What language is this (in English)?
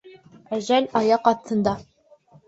Bashkir